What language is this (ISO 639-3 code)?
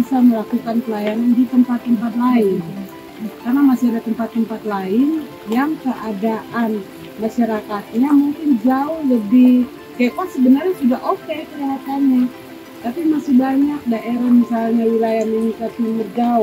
ind